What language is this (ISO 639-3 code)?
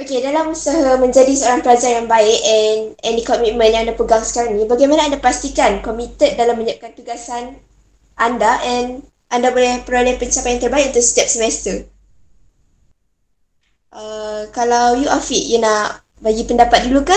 msa